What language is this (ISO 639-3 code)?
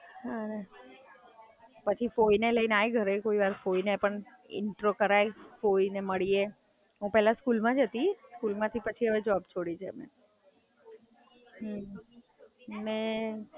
guj